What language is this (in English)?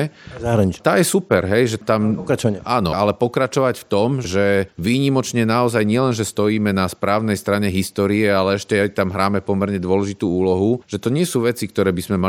Slovak